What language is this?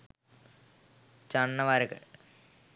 Sinhala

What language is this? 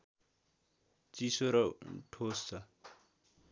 Nepali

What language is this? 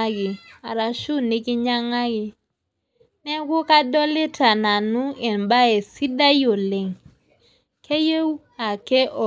Masai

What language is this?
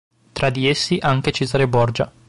Italian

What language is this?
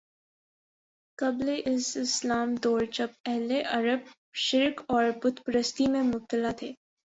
Urdu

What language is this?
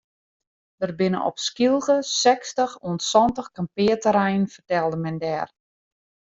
Western Frisian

